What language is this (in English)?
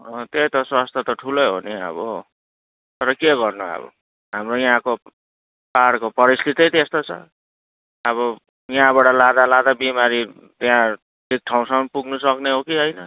Nepali